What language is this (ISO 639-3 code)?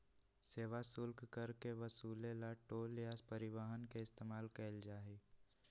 mag